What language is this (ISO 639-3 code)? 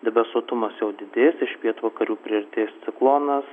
lit